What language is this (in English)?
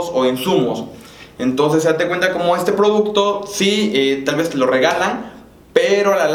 Spanish